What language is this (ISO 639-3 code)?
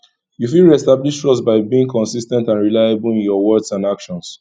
pcm